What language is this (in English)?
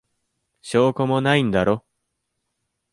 Japanese